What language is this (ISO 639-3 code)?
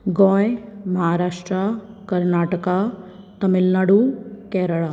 kok